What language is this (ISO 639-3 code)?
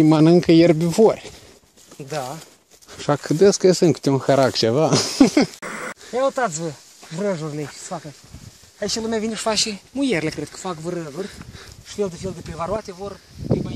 ron